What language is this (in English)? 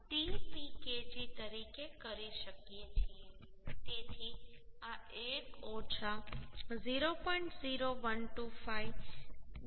Gujarati